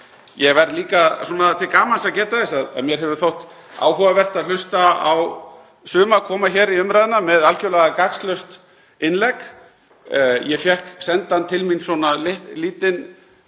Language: Icelandic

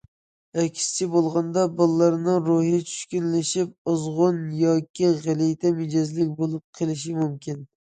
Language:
Uyghur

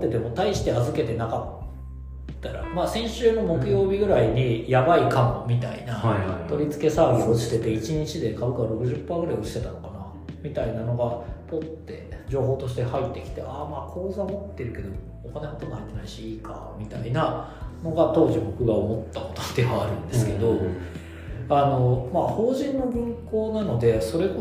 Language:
Japanese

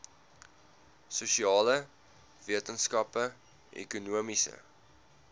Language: Afrikaans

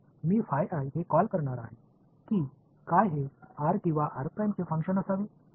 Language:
Marathi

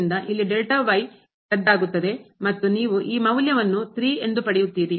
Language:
Kannada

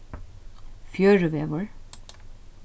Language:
Faroese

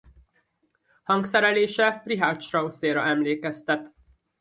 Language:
Hungarian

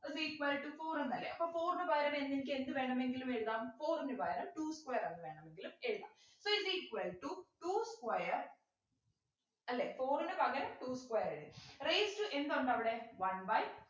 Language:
Malayalam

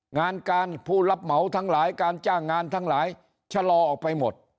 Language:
Thai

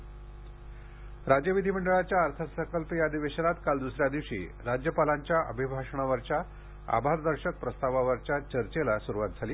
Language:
Marathi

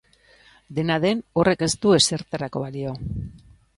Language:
Basque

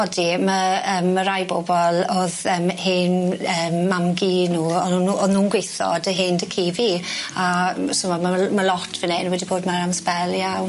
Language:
Welsh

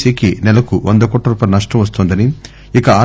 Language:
Telugu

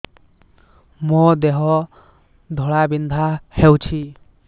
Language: Odia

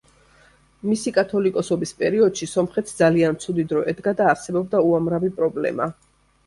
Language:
Georgian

